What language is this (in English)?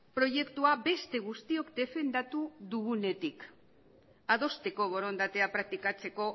Basque